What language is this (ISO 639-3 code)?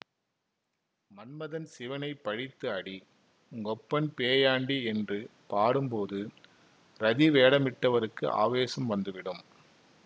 tam